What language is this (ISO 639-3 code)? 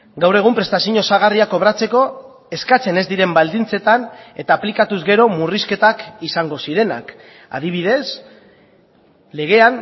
eus